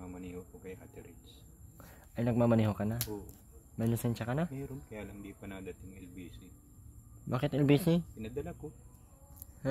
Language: Filipino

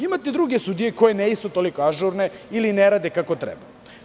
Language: Serbian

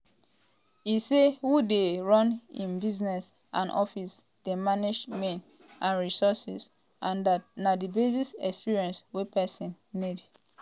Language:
Nigerian Pidgin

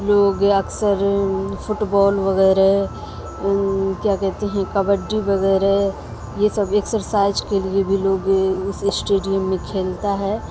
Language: Urdu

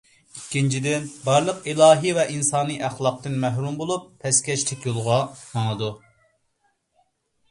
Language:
Uyghur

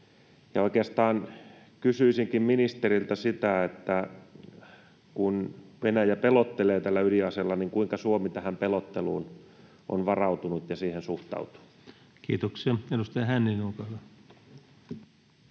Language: Finnish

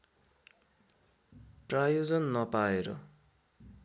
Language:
Nepali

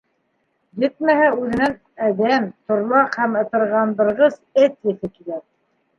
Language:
Bashkir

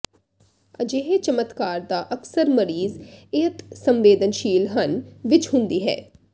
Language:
Punjabi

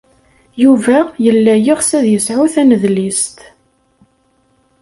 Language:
Kabyle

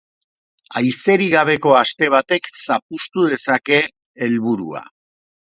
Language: Basque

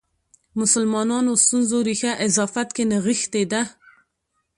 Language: Pashto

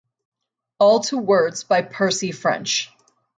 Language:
English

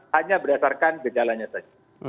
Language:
Indonesian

